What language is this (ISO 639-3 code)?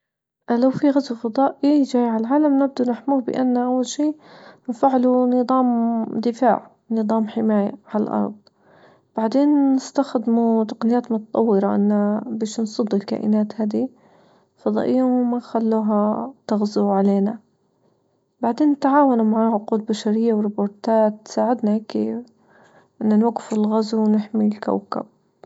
ayl